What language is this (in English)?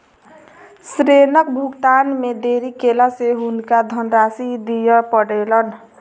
Maithili